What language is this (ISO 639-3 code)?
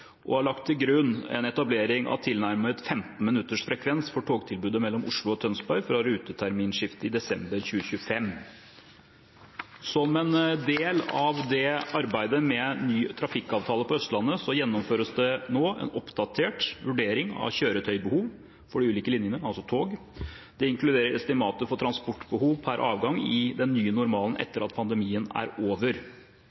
nob